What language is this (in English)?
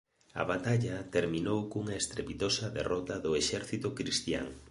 Galician